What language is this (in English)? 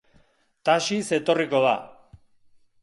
Basque